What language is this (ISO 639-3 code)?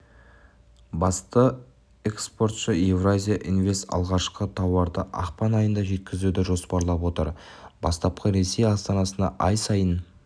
kaz